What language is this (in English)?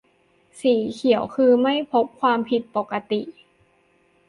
Thai